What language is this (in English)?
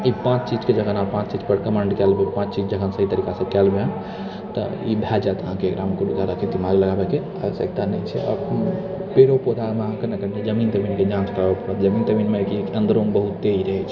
Maithili